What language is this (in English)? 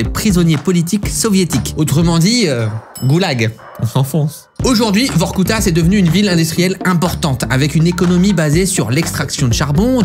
French